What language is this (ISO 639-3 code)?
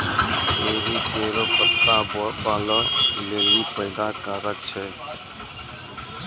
mai